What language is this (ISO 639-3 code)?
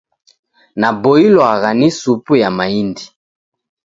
dav